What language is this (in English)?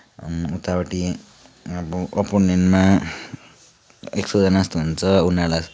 Nepali